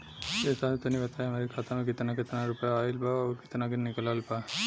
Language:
Bhojpuri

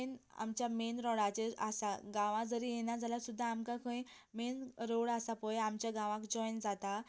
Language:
Konkani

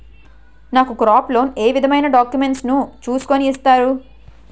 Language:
Telugu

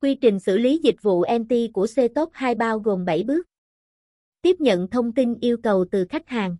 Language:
Vietnamese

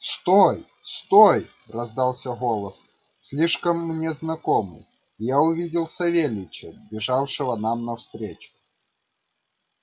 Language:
Russian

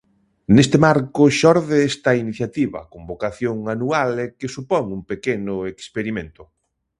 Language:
Galician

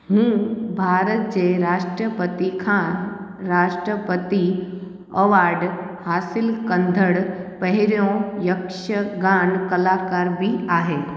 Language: Sindhi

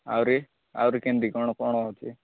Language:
Odia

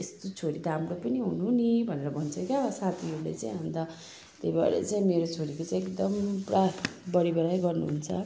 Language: Nepali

